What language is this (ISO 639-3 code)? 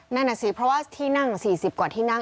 tha